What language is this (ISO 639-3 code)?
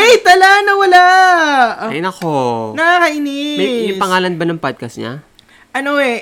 fil